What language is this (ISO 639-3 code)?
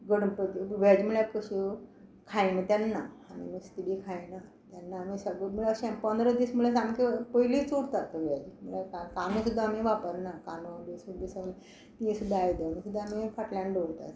kok